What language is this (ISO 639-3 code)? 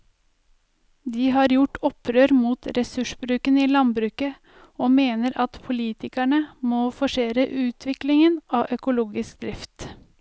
nor